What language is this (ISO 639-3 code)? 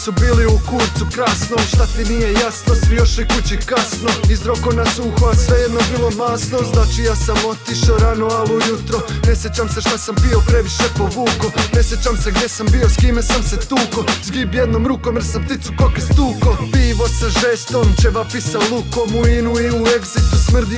hrv